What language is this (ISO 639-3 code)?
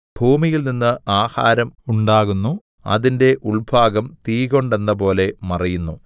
mal